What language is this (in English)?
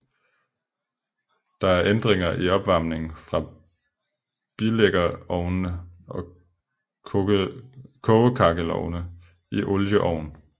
Danish